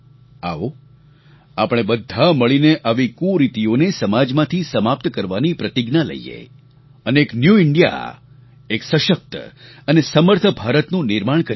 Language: Gujarati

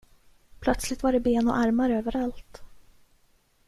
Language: Swedish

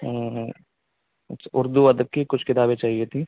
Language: Urdu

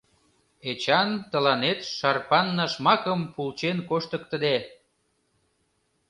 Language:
Mari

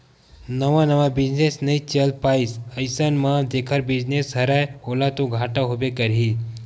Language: Chhattisgarhi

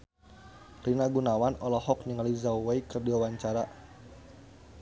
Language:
Sundanese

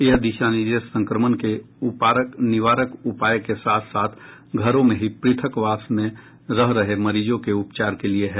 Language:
Hindi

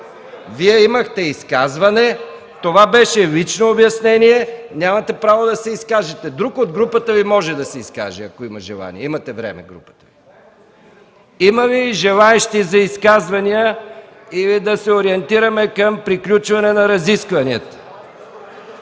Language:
Bulgarian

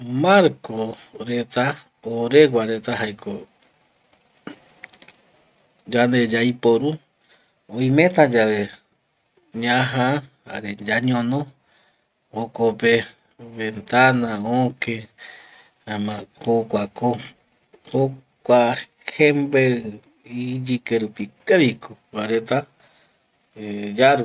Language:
Eastern Bolivian Guaraní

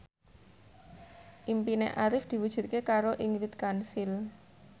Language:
Javanese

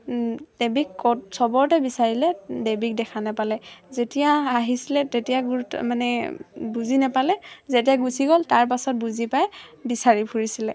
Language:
Assamese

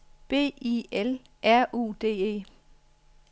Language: Danish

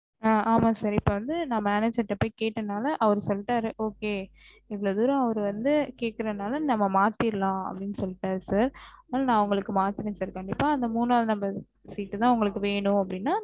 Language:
Tamil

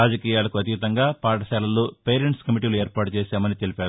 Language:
Telugu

